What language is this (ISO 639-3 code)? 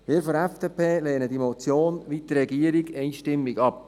gsw